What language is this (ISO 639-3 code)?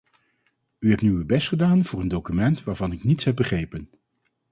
nld